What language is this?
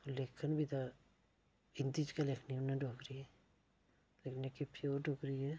Dogri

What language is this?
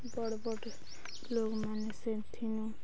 Odia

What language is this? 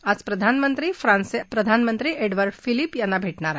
Marathi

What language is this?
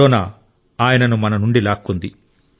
Telugu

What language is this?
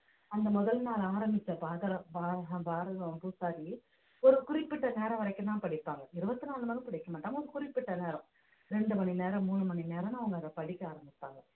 Tamil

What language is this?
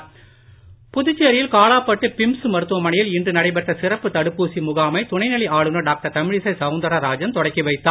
Tamil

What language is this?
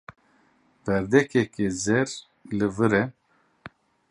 Kurdish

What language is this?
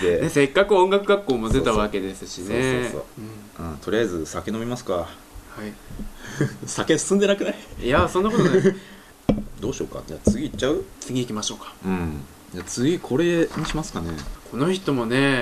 Japanese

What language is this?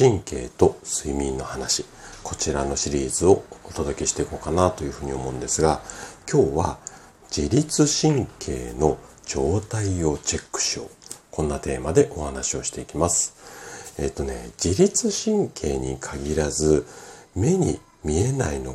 Japanese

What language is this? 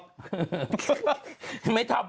Thai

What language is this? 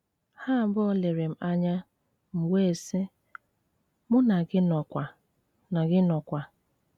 Igbo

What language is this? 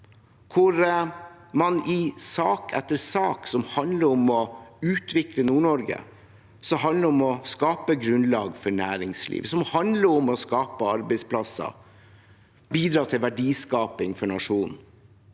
Norwegian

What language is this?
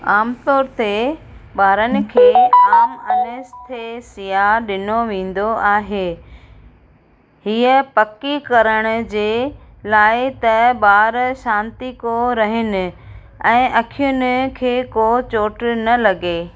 Sindhi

